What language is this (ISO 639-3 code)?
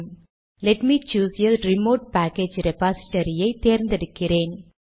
tam